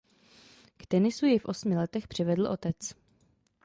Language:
Czech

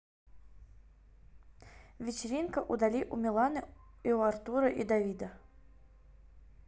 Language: Russian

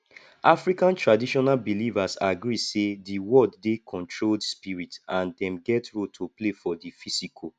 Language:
Nigerian Pidgin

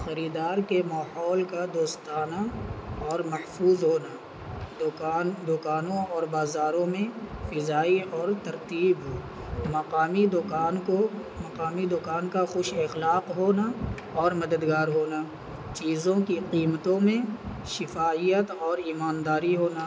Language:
Urdu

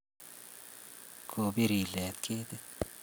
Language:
Kalenjin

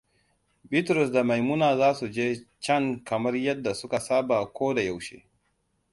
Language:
Hausa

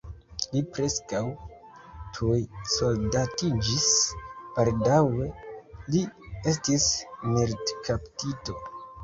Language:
Esperanto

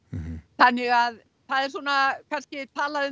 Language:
Icelandic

